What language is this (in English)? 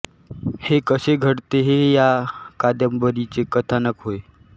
Marathi